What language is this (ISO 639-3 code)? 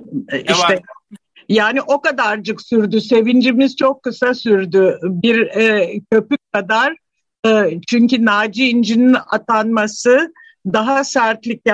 tur